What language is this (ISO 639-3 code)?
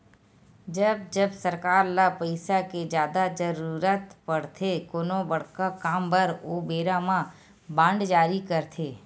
hne